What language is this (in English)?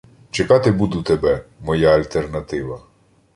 Ukrainian